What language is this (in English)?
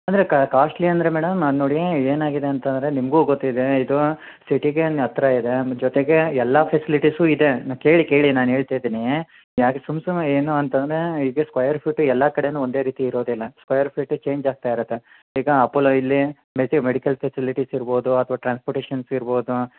Kannada